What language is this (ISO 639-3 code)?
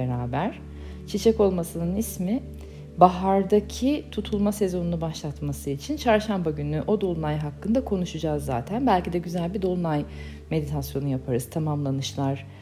tur